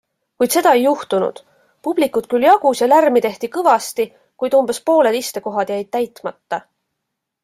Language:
Estonian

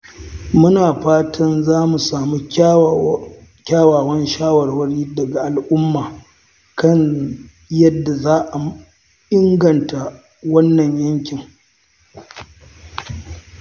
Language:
Hausa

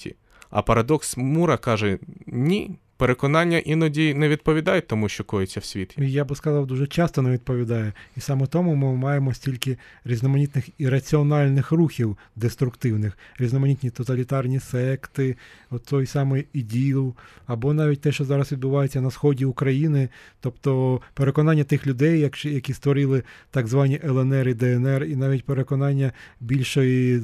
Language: Ukrainian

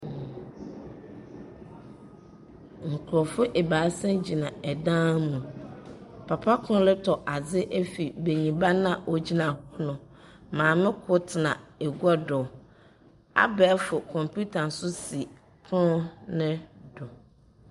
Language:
Akan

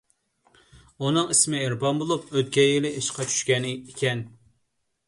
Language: Uyghur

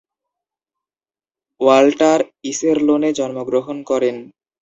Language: Bangla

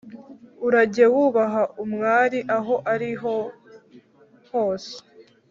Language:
Kinyarwanda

